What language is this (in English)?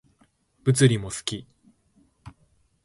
Japanese